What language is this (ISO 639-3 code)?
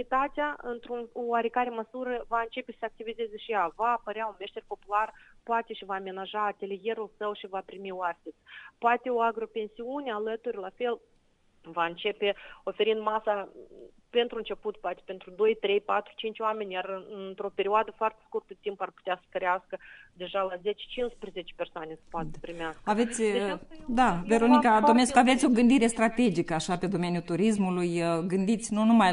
ron